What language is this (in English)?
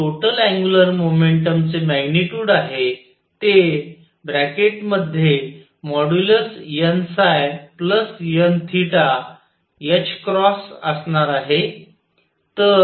Marathi